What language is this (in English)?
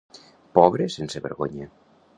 Catalan